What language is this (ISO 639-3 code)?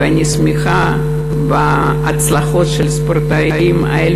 heb